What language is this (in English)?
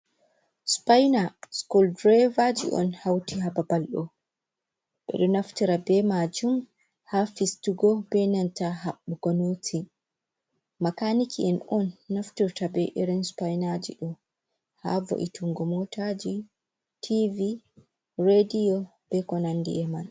Fula